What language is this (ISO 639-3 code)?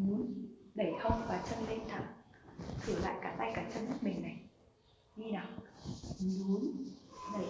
vie